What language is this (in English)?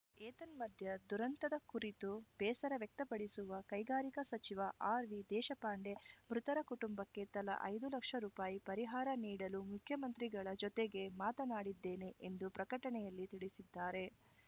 Kannada